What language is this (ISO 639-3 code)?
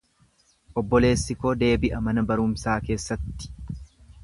orm